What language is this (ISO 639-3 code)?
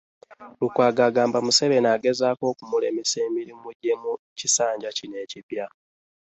lug